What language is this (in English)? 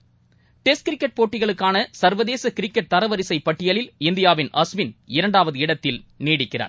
Tamil